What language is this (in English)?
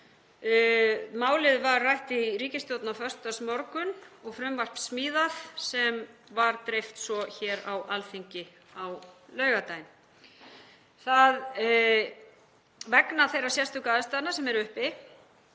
Icelandic